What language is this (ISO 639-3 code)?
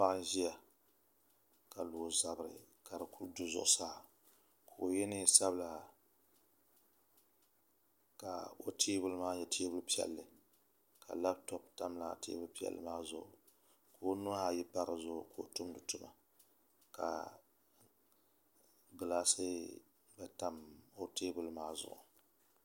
dag